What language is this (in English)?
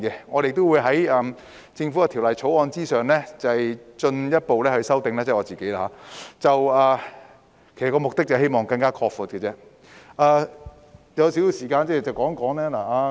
Cantonese